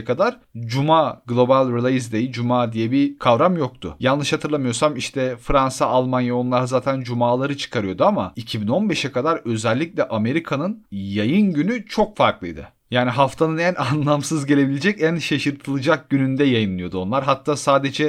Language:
Turkish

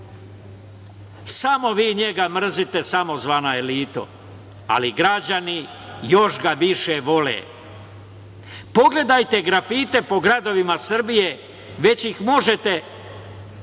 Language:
Serbian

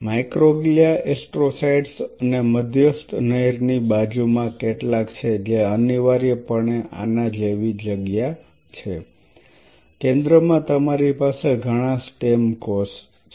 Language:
Gujarati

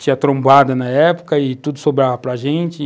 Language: Portuguese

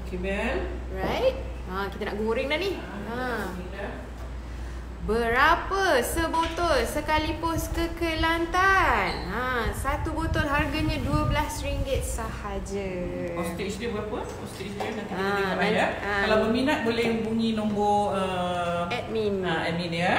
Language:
Malay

